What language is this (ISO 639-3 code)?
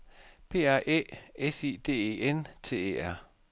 dan